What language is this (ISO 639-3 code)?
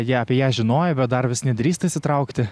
lit